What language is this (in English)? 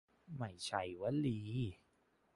Thai